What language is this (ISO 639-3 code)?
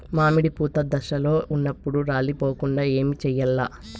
tel